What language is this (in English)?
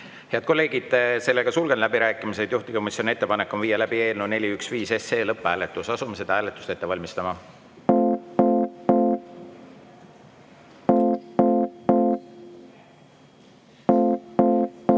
Estonian